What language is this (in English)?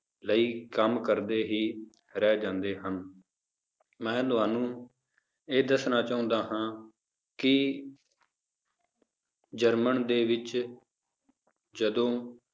Punjabi